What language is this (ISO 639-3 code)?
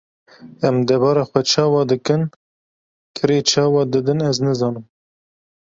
kur